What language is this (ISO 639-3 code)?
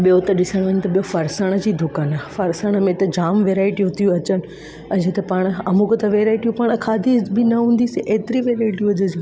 snd